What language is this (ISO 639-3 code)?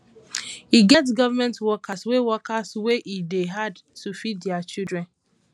pcm